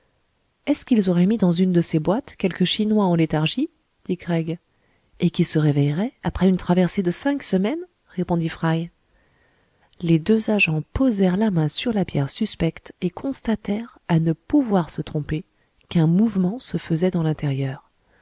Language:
French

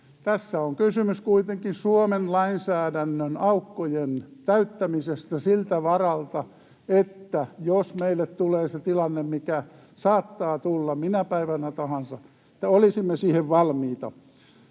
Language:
Finnish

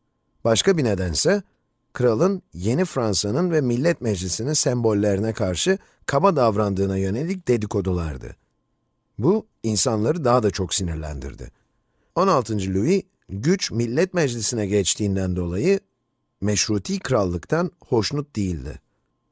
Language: Turkish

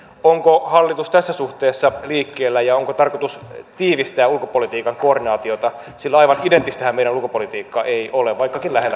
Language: Finnish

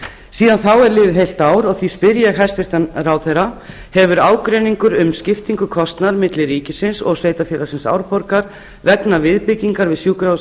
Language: Icelandic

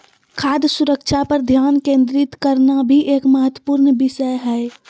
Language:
Magahi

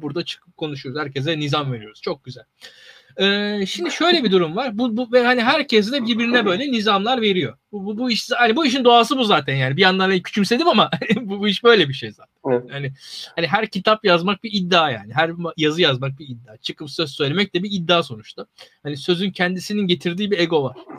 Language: Turkish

